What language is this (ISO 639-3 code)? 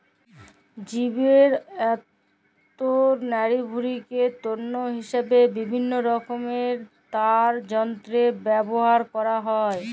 ben